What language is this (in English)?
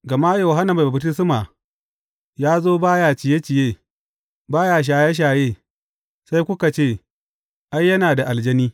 Hausa